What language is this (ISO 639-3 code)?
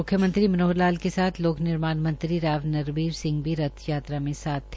hin